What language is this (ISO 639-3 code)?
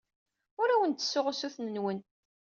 kab